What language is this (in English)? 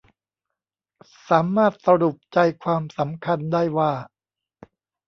Thai